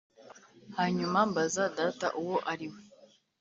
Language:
Kinyarwanda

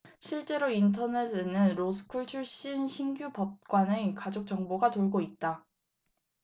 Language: Korean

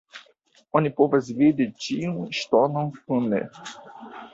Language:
Esperanto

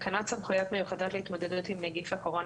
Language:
Hebrew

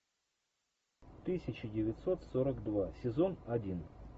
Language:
Russian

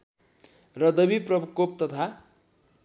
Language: Nepali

